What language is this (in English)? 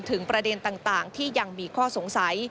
Thai